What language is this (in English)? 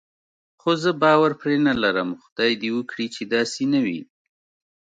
Pashto